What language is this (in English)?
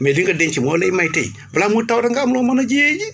Wolof